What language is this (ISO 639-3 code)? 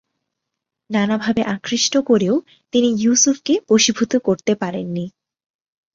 ben